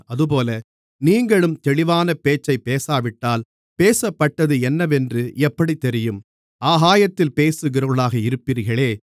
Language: Tamil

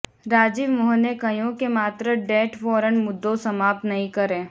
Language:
Gujarati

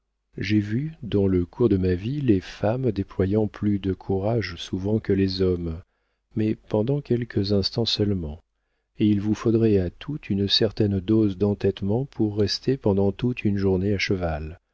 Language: French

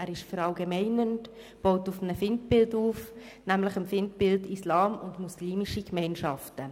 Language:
Swiss German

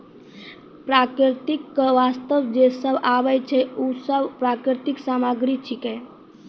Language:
Maithili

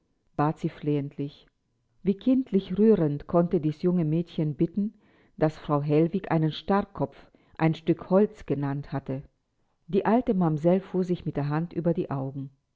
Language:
German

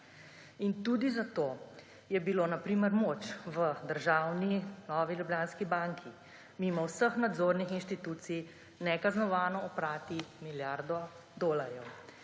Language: Slovenian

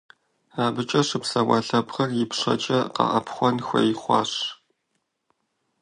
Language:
Kabardian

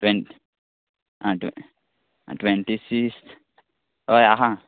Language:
Konkani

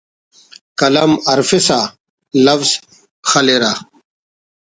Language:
Brahui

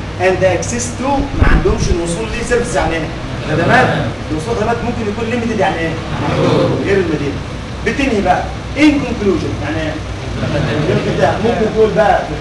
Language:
Arabic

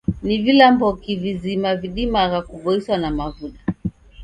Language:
Taita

